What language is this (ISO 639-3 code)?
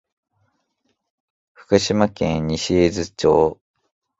jpn